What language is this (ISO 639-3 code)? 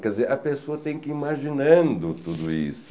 por